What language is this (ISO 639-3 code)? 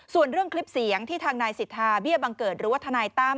tha